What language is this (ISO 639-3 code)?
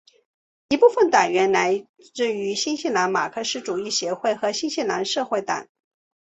zho